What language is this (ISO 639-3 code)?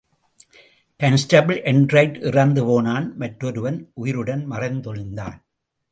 tam